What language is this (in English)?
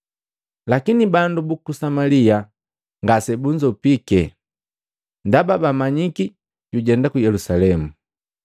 Matengo